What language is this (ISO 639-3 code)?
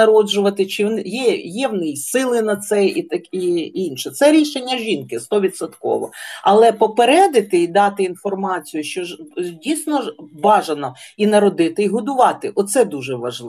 ukr